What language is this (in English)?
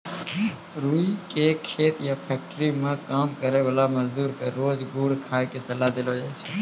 Maithili